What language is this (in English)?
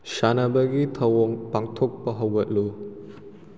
Manipuri